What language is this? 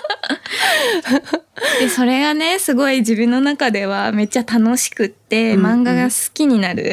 Japanese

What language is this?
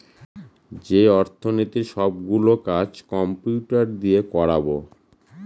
Bangla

